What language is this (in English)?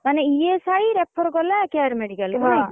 Odia